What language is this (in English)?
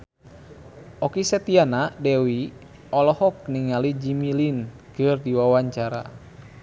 Sundanese